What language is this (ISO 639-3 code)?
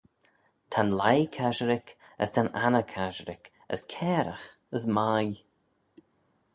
glv